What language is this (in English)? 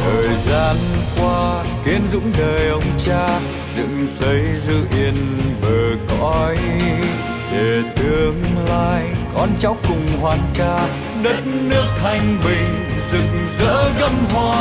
Vietnamese